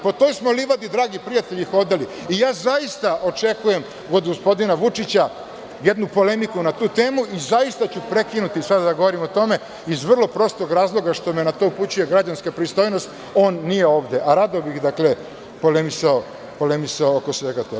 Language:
Serbian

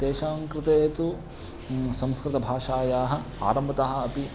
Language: Sanskrit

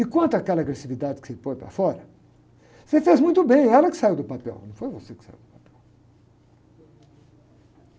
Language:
Portuguese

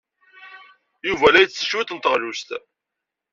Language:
Kabyle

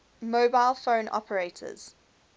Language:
English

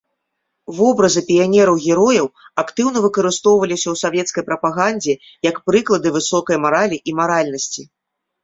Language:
Belarusian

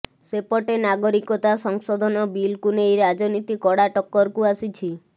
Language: Odia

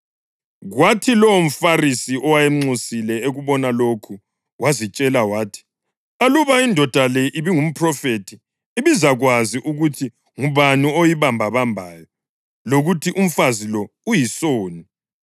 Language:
North Ndebele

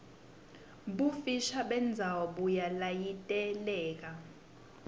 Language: Swati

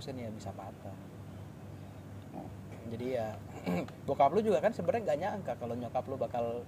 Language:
Indonesian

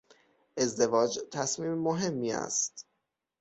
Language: Persian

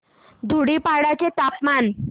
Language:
Marathi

